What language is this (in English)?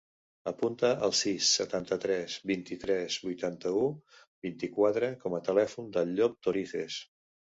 Catalan